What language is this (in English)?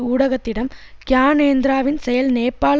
Tamil